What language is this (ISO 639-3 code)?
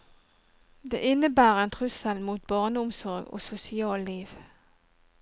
nor